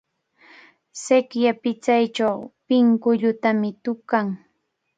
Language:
Cajatambo North Lima Quechua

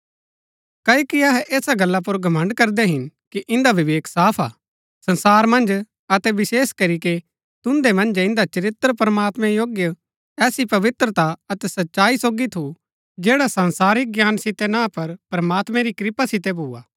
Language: Gaddi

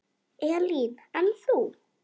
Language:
Icelandic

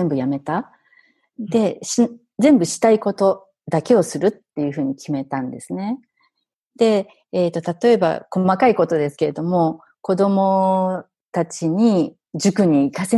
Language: Japanese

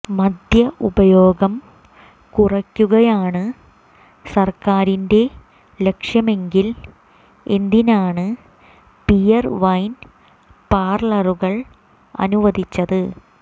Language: Malayalam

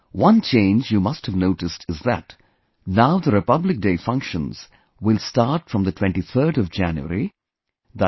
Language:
English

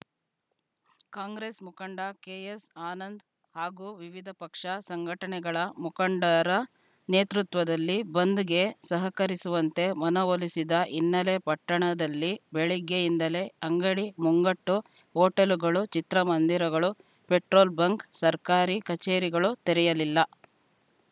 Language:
Kannada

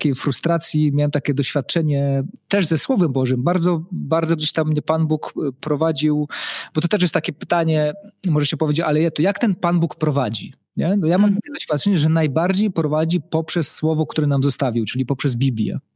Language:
Polish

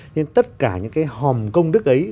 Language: Vietnamese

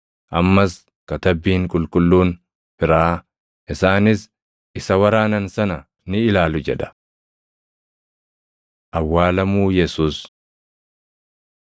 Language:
Oromo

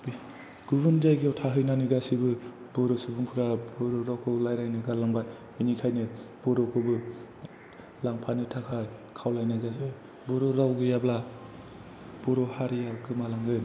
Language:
Bodo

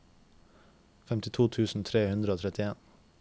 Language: Norwegian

